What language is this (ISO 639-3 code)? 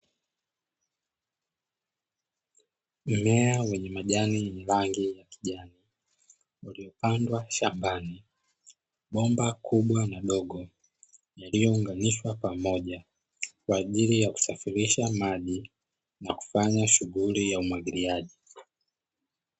swa